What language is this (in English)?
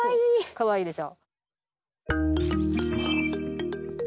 Japanese